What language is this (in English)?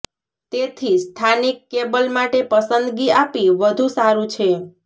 Gujarati